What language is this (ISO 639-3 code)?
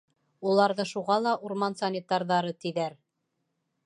bak